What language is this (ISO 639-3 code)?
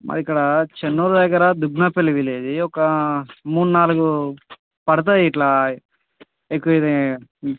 tel